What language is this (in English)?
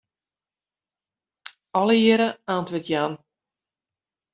Western Frisian